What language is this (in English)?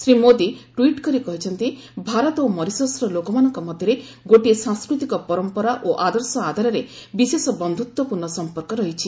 Odia